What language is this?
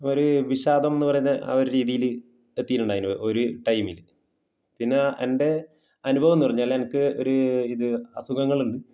Malayalam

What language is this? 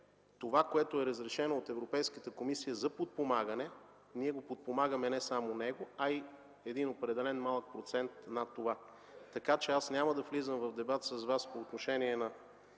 Bulgarian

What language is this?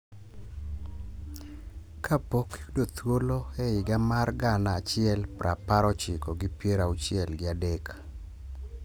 Luo (Kenya and Tanzania)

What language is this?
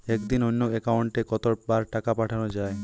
Bangla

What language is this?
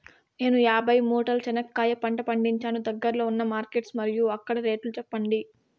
Telugu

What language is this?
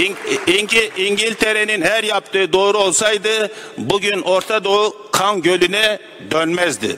Turkish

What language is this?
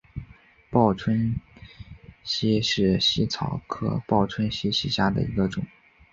Chinese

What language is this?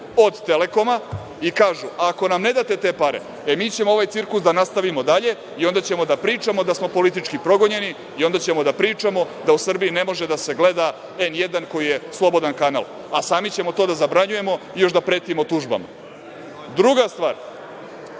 Serbian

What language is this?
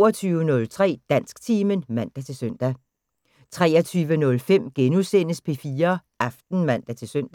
Danish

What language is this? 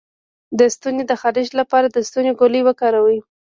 Pashto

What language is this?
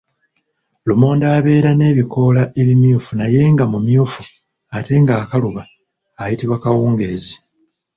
Ganda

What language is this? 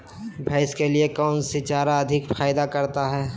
Magahi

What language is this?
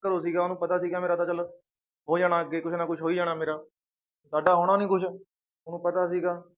Punjabi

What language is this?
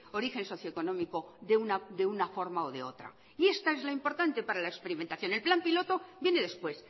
Spanish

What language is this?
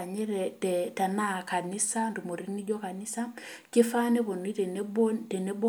Masai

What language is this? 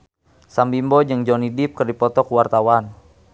Sundanese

